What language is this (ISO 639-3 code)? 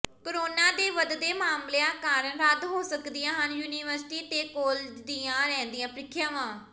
pan